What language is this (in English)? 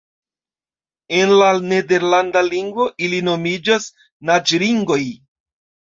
Esperanto